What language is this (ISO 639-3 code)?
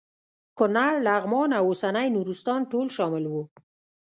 pus